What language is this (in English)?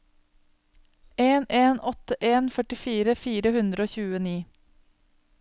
Norwegian